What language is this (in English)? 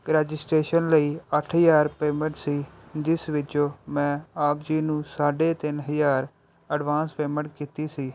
Punjabi